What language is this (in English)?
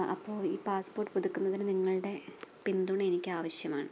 Malayalam